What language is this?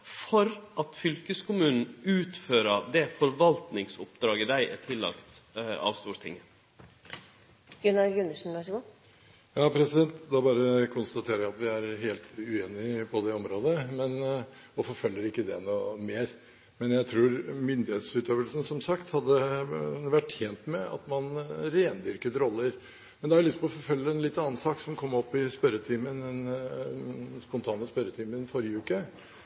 Norwegian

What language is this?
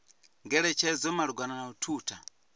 Venda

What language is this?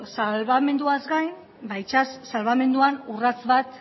Basque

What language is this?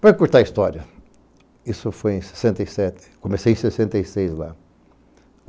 Portuguese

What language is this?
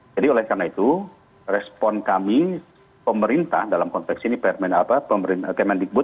Indonesian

